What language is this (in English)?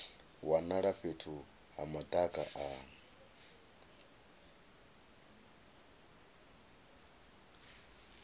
Venda